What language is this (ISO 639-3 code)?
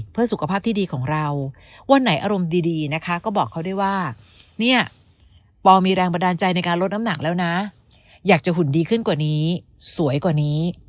tha